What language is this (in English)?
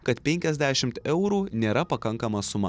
Lithuanian